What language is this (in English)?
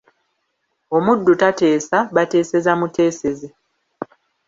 Ganda